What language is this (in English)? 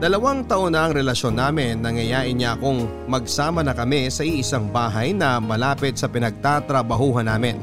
Filipino